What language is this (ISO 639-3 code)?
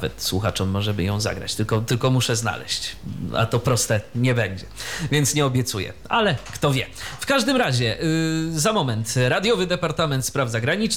pol